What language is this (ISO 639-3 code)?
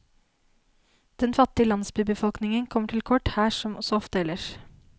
nor